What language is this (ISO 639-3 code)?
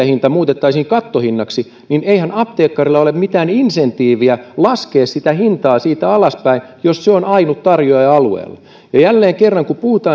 fin